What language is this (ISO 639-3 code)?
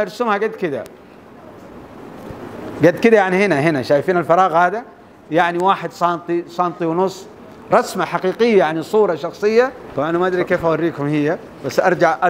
ara